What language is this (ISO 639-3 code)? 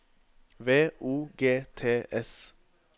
nor